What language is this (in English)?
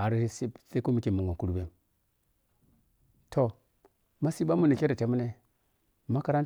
Piya-Kwonci